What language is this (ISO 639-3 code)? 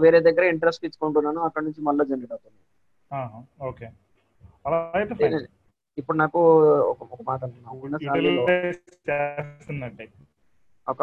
tel